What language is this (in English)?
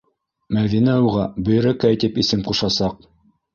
Bashkir